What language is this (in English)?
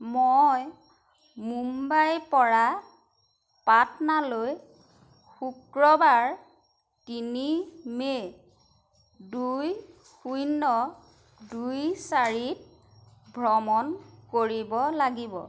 Assamese